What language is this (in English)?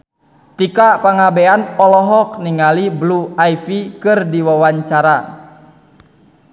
Sundanese